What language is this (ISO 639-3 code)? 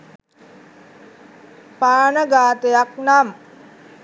sin